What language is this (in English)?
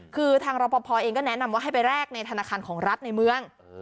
Thai